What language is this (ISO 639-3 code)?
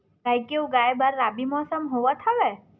hne